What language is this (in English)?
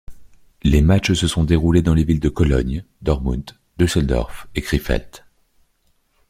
French